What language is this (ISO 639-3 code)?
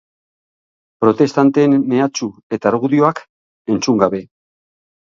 eus